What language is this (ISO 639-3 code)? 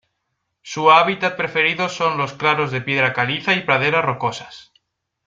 spa